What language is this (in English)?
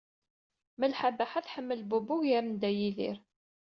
Kabyle